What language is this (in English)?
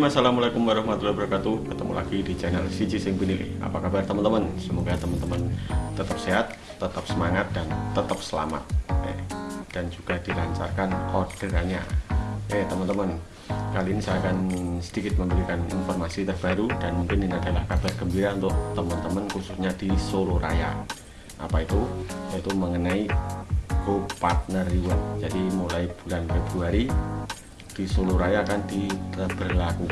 Indonesian